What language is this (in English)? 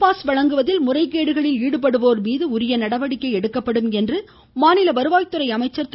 Tamil